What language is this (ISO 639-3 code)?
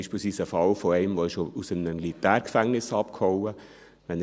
gsw